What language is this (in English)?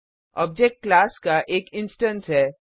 Hindi